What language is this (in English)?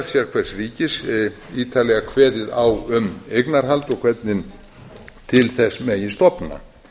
Icelandic